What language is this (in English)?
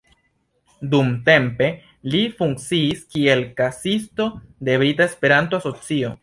Esperanto